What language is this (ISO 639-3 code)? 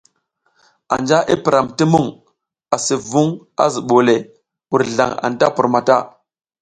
giz